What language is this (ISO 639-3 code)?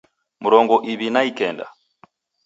dav